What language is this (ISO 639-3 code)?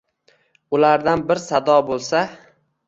uzb